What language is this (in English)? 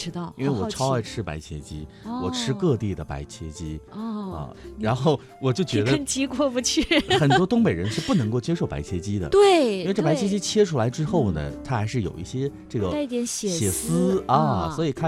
Chinese